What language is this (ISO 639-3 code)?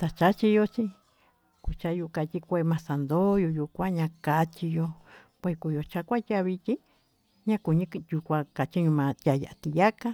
mtu